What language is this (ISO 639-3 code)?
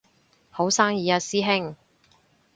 yue